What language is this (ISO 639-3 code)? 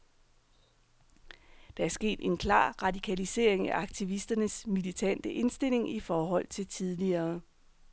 dan